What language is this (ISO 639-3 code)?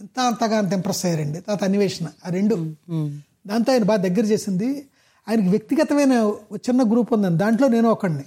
tel